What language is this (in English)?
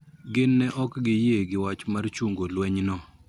Luo (Kenya and Tanzania)